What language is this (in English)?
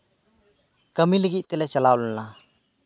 Santali